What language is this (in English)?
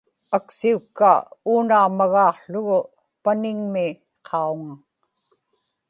Inupiaq